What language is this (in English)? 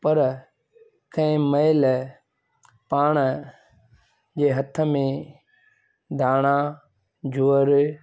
Sindhi